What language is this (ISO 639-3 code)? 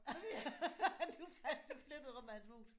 dan